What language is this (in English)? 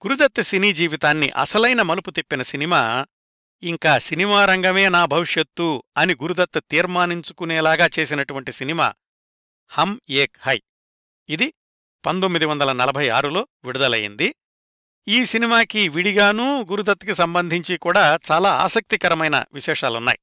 Telugu